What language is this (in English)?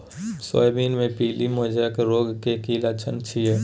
Maithili